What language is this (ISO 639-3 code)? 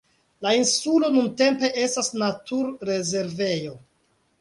epo